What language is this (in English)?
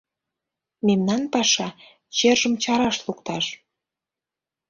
Mari